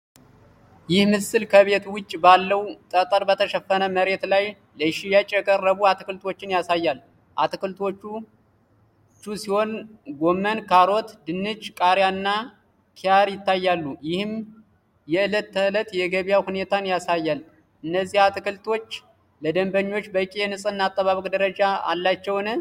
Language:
Amharic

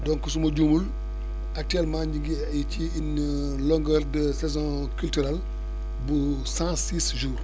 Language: Wolof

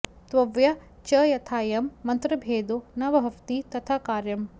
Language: Sanskrit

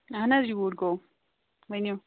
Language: Kashmiri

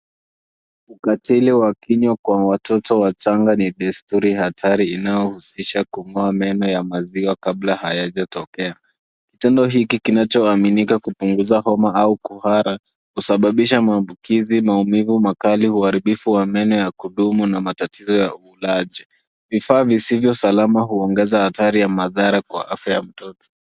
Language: Swahili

